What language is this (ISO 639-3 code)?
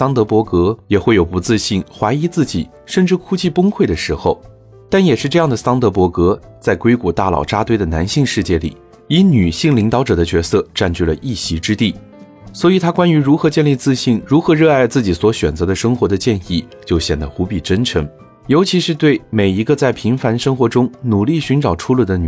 zho